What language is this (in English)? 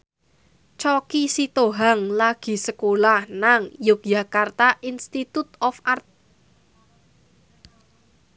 Javanese